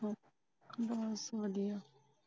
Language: Punjabi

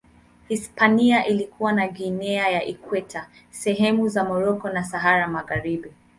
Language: Swahili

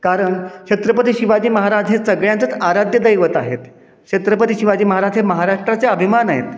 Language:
Marathi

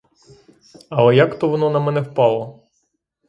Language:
Ukrainian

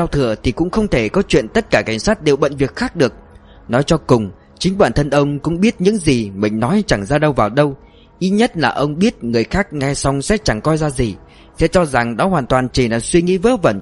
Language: Vietnamese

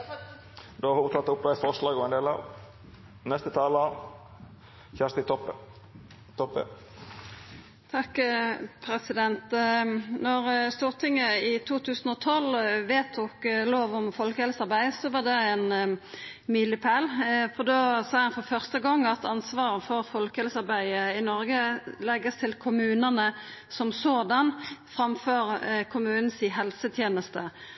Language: Norwegian Nynorsk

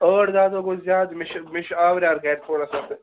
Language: Kashmiri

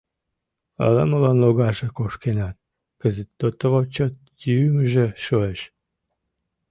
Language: Mari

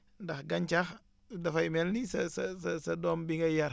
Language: Wolof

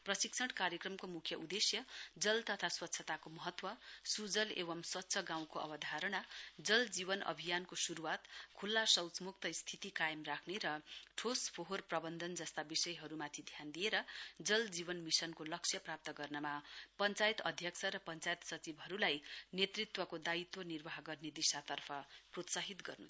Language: Nepali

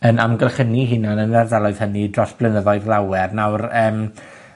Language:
Welsh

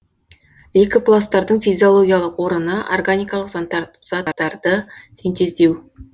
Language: Kazakh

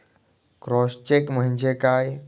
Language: Marathi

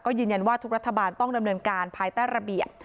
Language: Thai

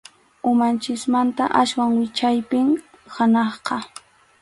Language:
Arequipa-La Unión Quechua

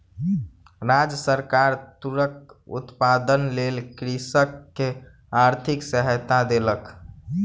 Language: Maithili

